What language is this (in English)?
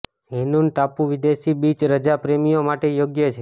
Gujarati